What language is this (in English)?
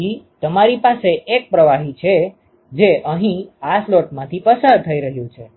Gujarati